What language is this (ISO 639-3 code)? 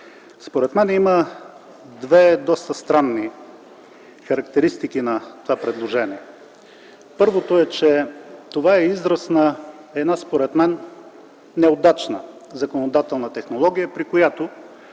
bul